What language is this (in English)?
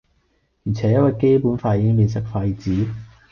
Cantonese